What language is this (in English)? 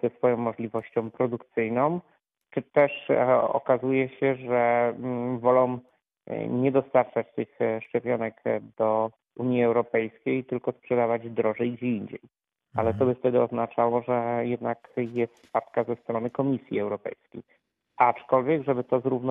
Polish